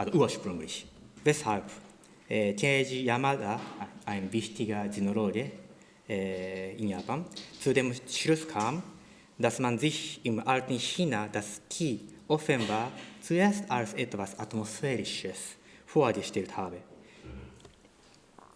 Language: German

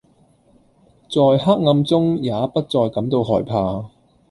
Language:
Cantonese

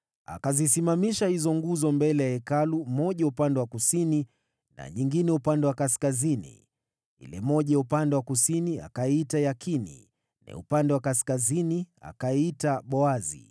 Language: Swahili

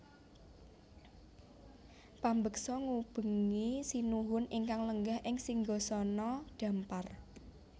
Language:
Javanese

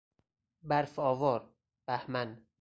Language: Persian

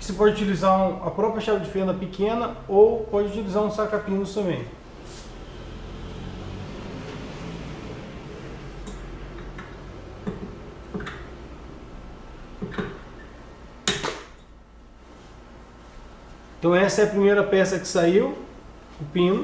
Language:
Portuguese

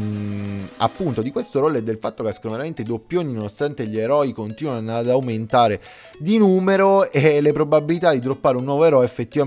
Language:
Italian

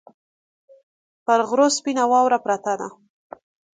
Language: Pashto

